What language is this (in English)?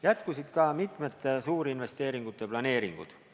Estonian